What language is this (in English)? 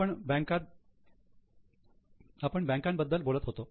Marathi